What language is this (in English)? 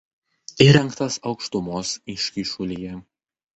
Lithuanian